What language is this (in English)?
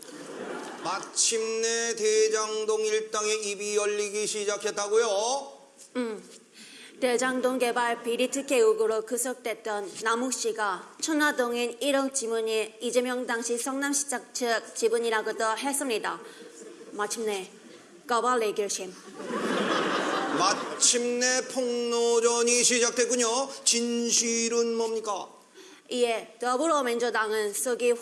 Korean